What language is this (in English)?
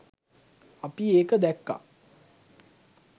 Sinhala